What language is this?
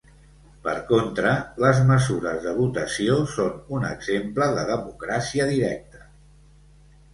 Catalan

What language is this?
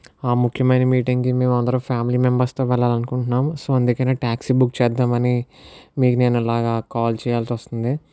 Telugu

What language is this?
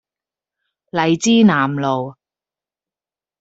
Cantonese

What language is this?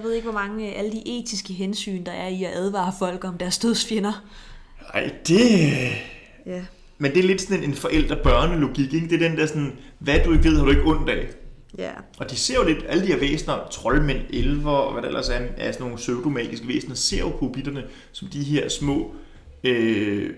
Danish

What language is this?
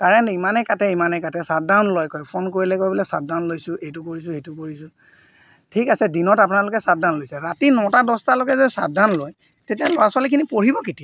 Assamese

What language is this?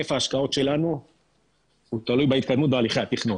Hebrew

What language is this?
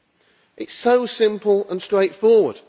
English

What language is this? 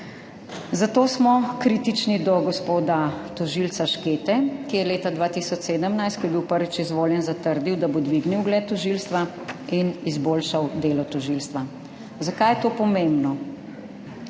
Slovenian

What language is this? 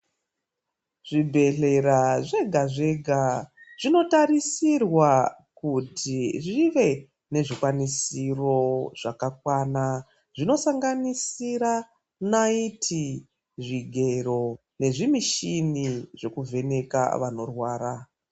Ndau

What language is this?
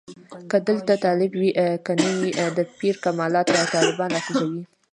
Pashto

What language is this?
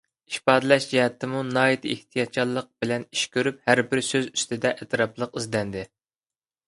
Uyghur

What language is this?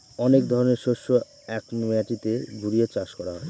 Bangla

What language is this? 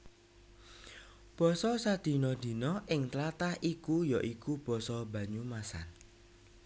Javanese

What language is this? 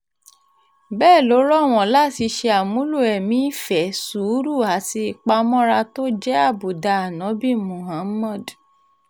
Yoruba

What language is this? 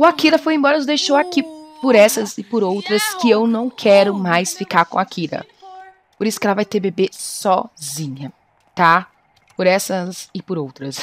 Portuguese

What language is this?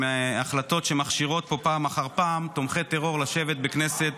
Hebrew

